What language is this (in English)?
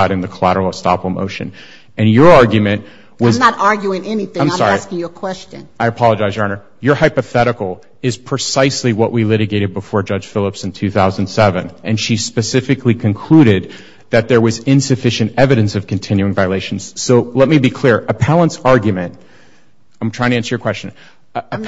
English